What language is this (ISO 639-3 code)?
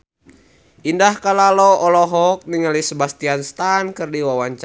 sun